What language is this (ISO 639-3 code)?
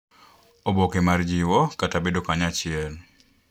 luo